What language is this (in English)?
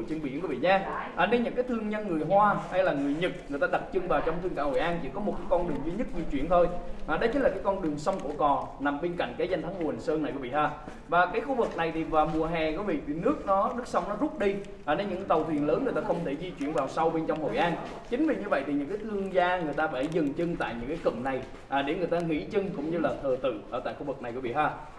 Vietnamese